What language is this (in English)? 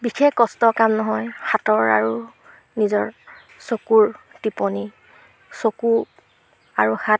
Assamese